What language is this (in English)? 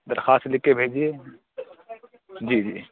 Urdu